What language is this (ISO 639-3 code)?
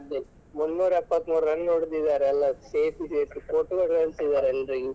kan